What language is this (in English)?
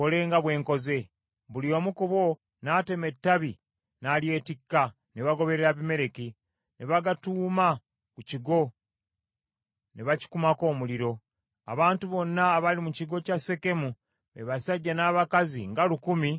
Ganda